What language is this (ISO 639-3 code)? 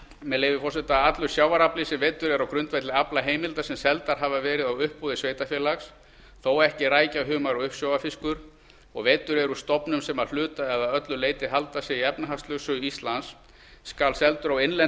isl